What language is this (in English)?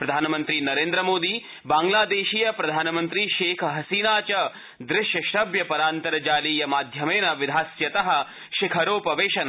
Sanskrit